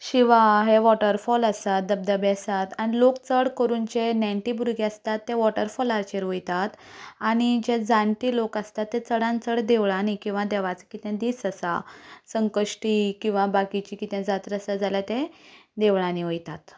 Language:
Konkani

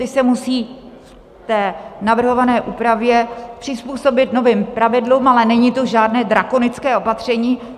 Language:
Czech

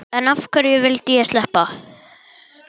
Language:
Icelandic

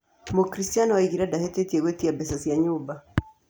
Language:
Kikuyu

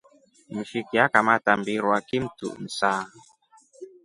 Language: Rombo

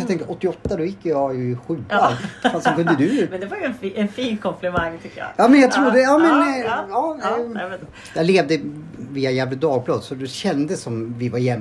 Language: Swedish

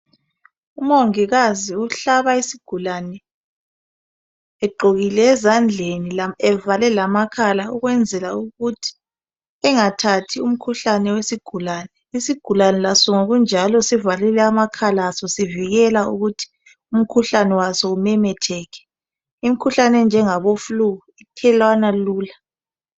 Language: North Ndebele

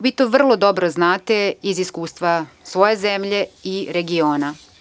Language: Serbian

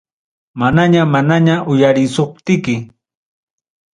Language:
Ayacucho Quechua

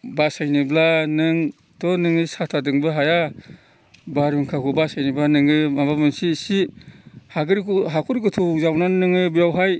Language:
Bodo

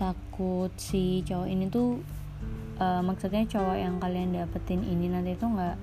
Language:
Indonesian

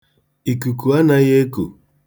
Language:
Igbo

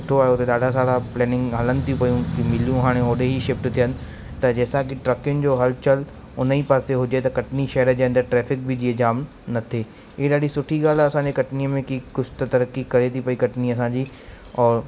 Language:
Sindhi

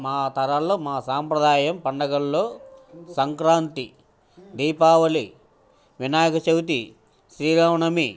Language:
Telugu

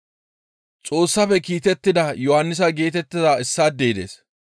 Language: Gamo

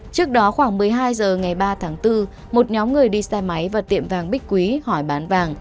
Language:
Vietnamese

